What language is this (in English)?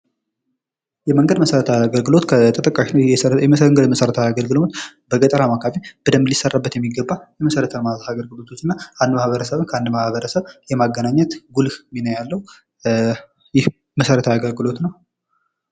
Amharic